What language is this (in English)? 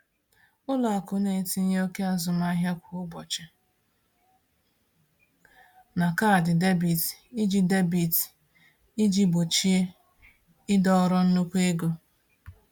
Igbo